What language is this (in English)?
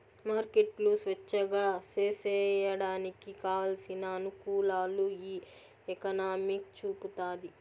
Telugu